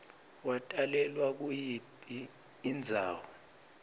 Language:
Swati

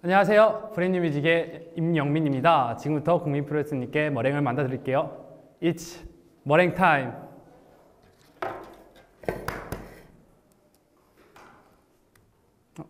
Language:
Korean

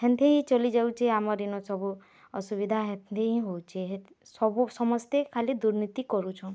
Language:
Odia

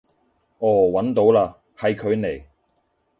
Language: Cantonese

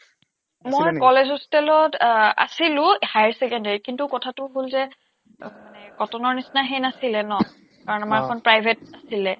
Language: Assamese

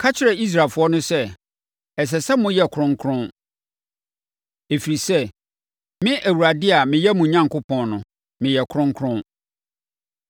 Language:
Akan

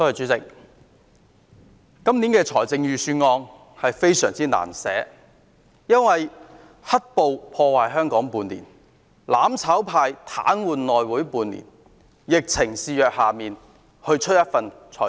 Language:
Cantonese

